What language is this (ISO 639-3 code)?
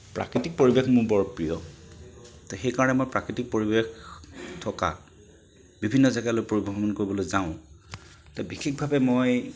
asm